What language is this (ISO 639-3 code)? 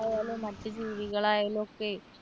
mal